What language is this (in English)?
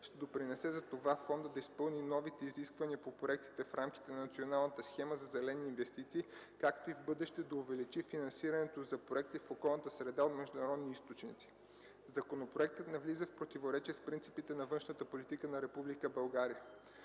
Bulgarian